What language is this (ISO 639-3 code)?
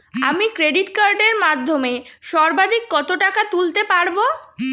ben